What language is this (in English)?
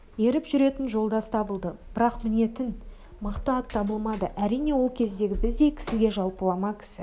Kazakh